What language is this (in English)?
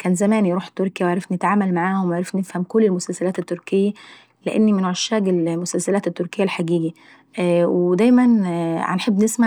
Saidi Arabic